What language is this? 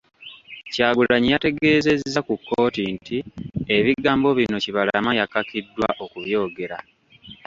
Ganda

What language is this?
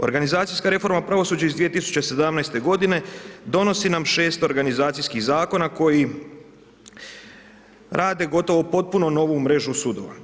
Croatian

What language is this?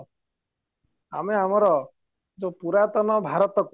Odia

